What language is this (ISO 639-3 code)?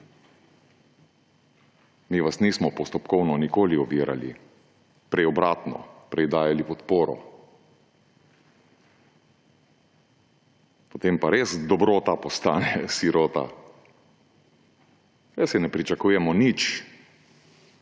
slv